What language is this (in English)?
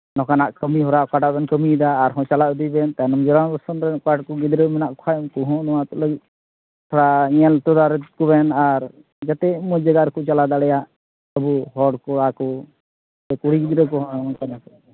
Santali